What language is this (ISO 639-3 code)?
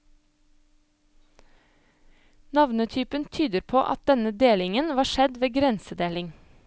nor